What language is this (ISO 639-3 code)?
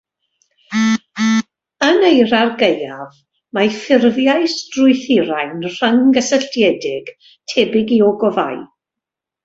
cym